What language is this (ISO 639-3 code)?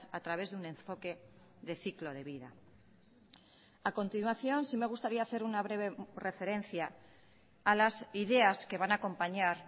spa